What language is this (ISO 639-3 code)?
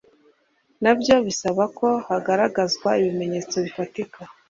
kin